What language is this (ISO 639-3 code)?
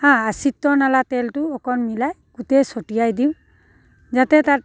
asm